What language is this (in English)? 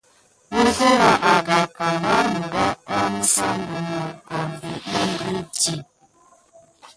Gidar